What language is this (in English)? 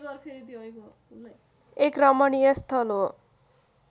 Nepali